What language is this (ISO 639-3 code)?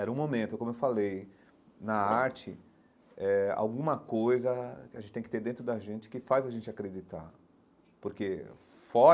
por